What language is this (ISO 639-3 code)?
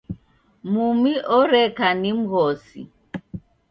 dav